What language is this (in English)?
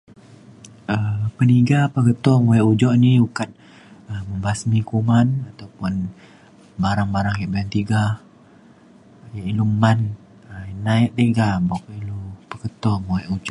Mainstream Kenyah